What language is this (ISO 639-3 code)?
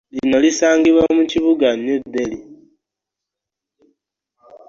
lug